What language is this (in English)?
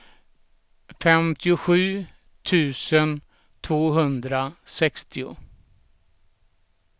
Swedish